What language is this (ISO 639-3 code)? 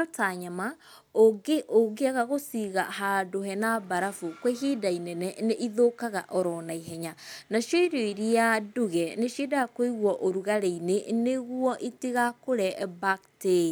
kik